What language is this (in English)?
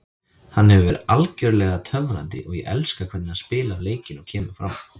Icelandic